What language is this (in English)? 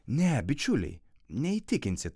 Lithuanian